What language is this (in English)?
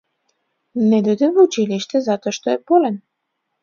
Macedonian